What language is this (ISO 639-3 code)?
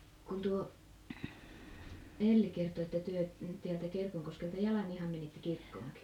fin